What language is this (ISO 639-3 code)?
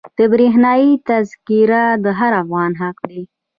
pus